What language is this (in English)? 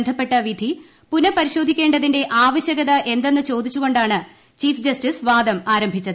Malayalam